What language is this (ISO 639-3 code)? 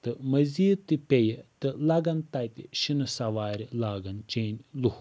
kas